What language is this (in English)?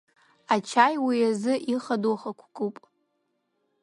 Abkhazian